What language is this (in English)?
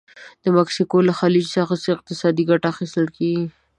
Pashto